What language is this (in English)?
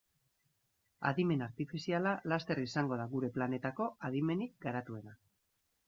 Basque